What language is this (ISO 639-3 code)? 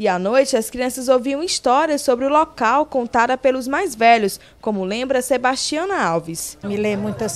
por